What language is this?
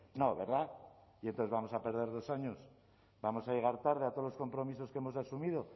Spanish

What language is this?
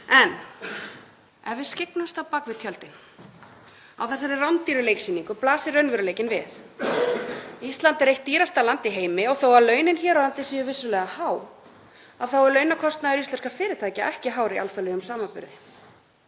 Icelandic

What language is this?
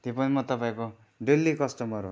Nepali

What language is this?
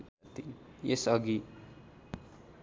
Nepali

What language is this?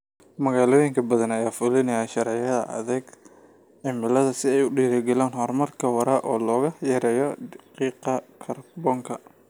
Somali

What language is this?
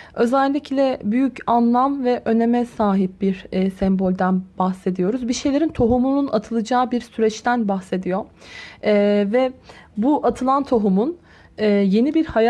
Turkish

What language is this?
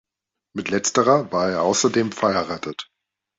German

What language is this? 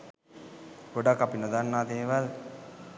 Sinhala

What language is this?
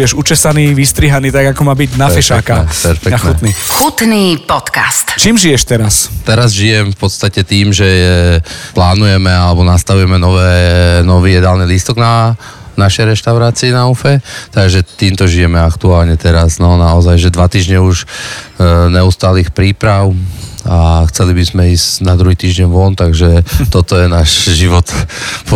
Slovak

